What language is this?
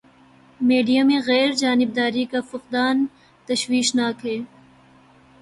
Urdu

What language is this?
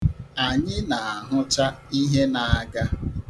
Igbo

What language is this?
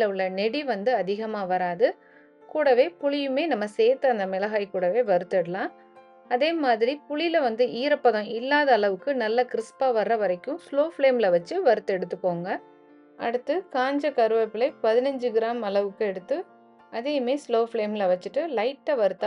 Tamil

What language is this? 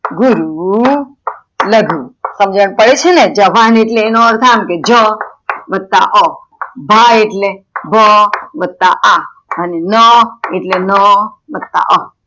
Gujarati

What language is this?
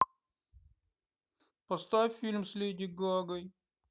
Russian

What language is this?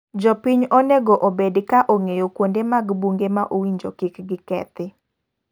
Luo (Kenya and Tanzania)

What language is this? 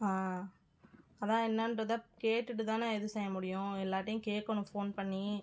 Tamil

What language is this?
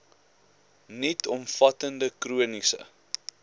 Afrikaans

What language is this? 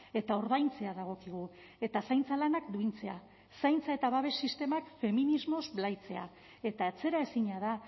Basque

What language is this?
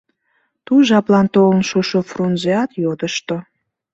Mari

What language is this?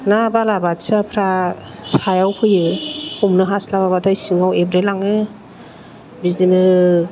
Bodo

